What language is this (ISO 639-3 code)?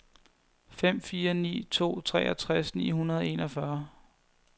dan